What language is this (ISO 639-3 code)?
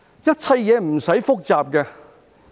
yue